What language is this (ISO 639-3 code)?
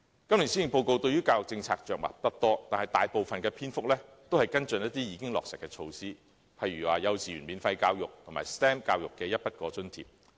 yue